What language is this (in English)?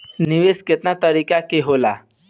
Bhojpuri